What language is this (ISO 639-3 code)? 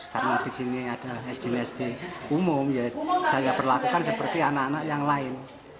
ind